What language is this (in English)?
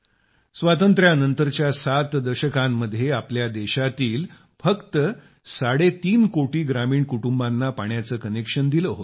Marathi